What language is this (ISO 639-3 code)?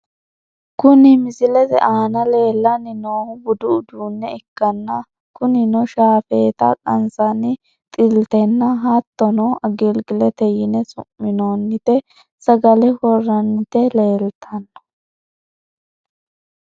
sid